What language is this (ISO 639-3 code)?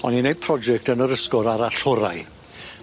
cym